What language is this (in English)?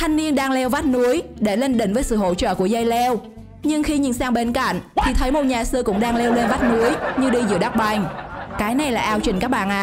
Vietnamese